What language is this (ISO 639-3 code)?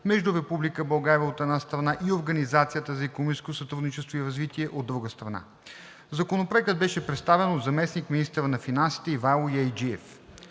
bul